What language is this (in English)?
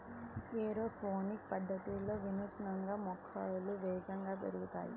Telugu